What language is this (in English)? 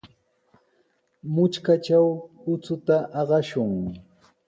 Sihuas Ancash Quechua